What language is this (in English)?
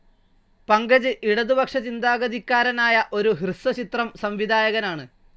Malayalam